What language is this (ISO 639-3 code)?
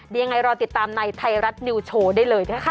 tha